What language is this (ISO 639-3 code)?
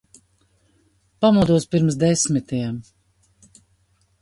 lav